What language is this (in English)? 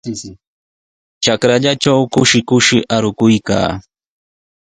Sihuas Ancash Quechua